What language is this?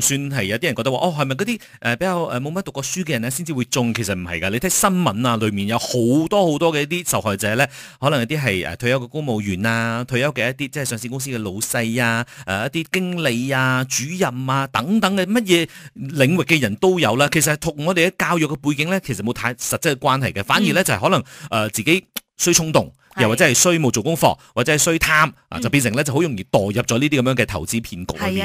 Chinese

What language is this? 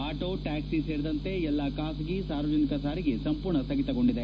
Kannada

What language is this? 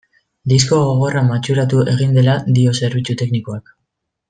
Basque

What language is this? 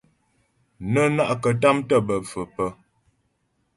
Ghomala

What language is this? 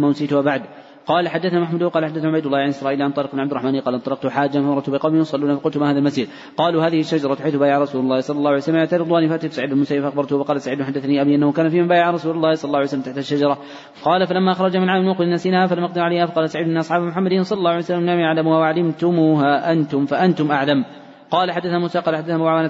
Arabic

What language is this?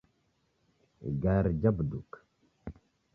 Taita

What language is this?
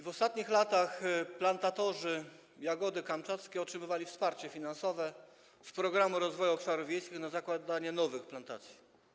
Polish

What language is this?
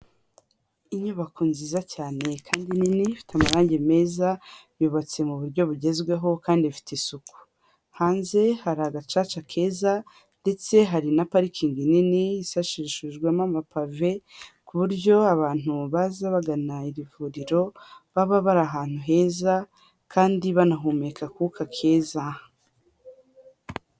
Kinyarwanda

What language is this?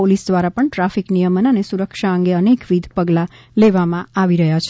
Gujarati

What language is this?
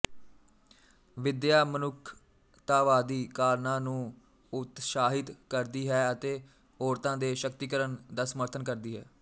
Punjabi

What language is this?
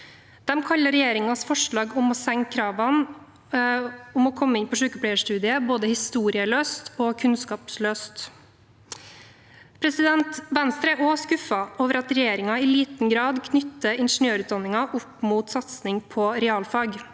Norwegian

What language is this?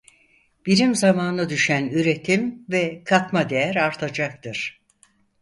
Turkish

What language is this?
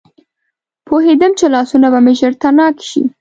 Pashto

